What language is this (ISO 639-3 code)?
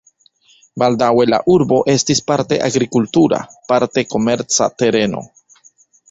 epo